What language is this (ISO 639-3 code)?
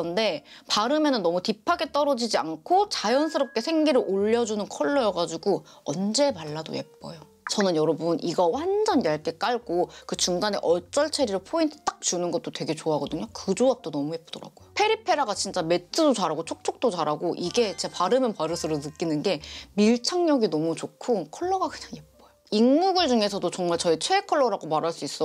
kor